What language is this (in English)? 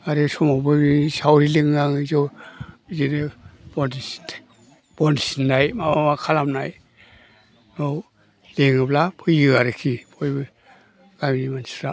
Bodo